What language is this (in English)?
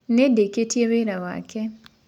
Kikuyu